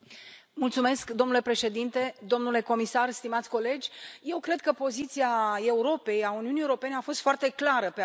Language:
Romanian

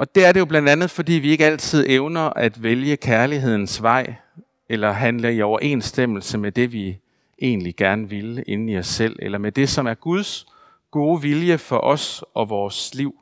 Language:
Danish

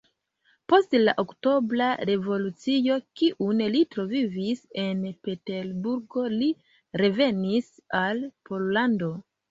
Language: Esperanto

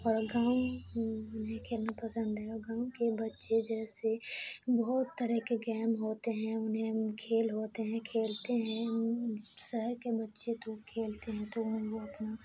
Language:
Urdu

